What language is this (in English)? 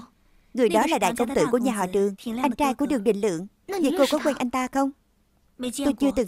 Vietnamese